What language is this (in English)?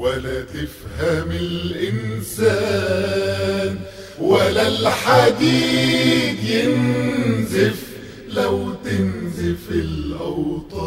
Arabic